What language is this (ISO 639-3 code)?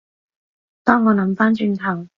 yue